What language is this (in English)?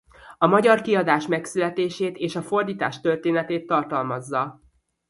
Hungarian